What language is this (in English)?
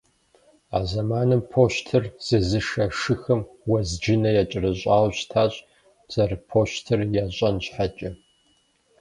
Kabardian